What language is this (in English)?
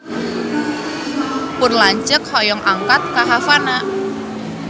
Sundanese